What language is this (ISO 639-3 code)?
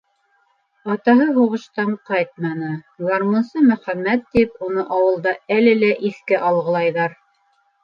bak